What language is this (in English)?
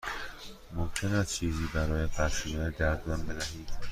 Persian